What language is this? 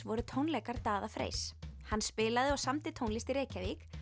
Icelandic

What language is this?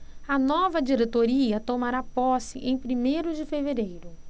Portuguese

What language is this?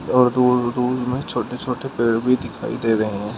Hindi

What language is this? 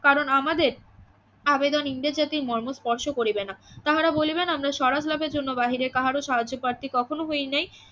Bangla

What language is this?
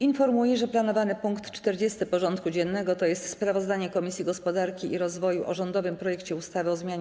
Polish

